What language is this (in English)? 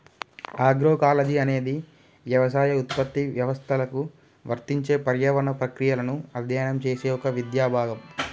Telugu